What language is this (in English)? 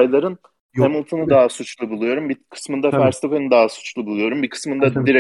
Turkish